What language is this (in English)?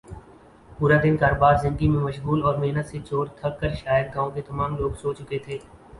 Urdu